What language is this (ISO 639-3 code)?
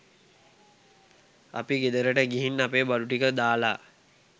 sin